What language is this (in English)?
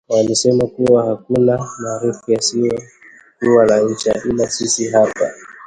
Swahili